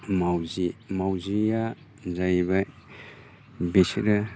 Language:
Bodo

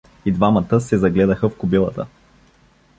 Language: Bulgarian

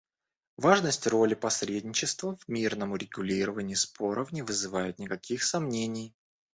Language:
Russian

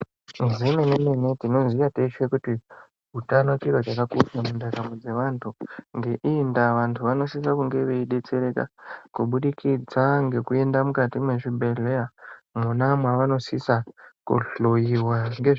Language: Ndau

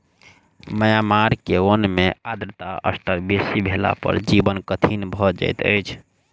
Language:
Maithili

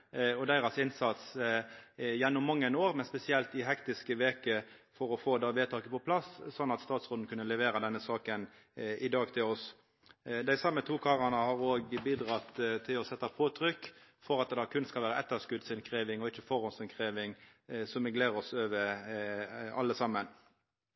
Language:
Norwegian Nynorsk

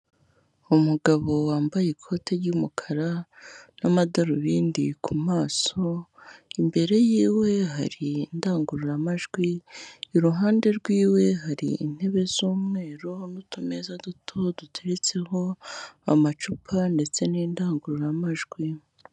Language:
Kinyarwanda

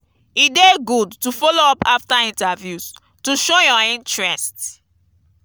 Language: Nigerian Pidgin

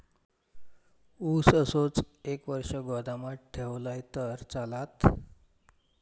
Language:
Marathi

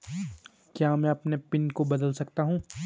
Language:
Hindi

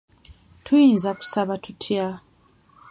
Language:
Ganda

